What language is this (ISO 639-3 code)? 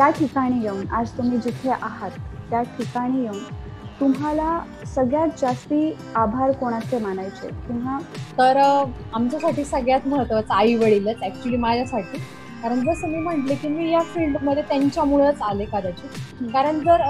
mar